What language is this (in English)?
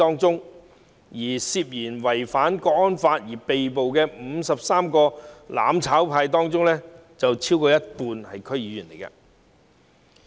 Cantonese